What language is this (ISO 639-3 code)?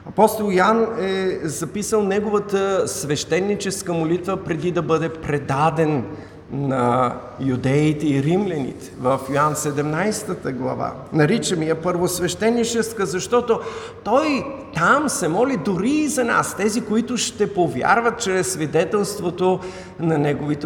bul